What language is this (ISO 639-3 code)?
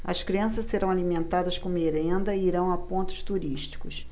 por